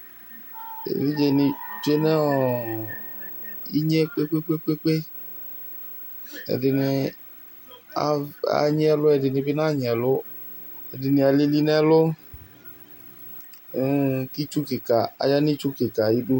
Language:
Ikposo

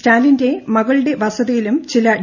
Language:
Malayalam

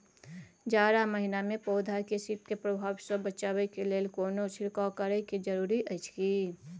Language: Maithili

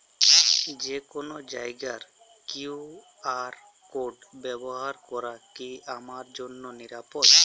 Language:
Bangla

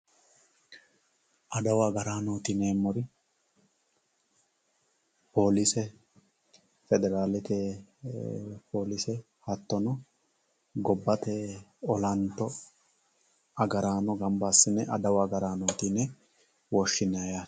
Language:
Sidamo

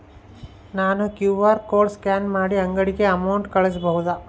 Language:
Kannada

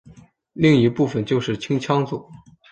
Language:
Chinese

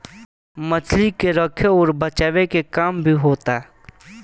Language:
Bhojpuri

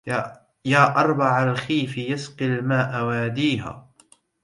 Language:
Arabic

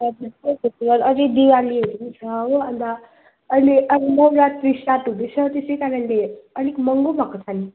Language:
Nepali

